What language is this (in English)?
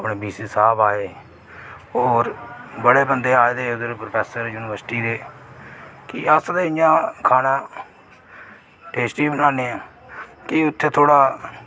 Dogri